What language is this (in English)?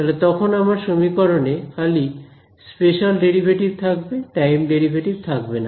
Bangla